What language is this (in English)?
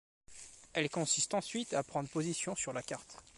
French